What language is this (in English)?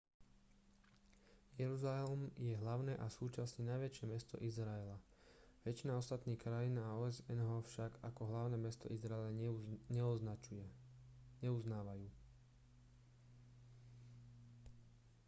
Slovak